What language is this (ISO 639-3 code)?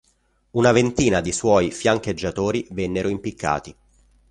ita